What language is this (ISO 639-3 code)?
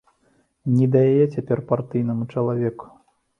bel